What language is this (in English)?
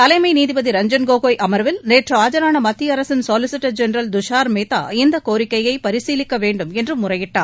Tamil